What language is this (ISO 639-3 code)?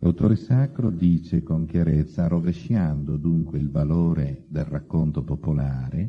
ita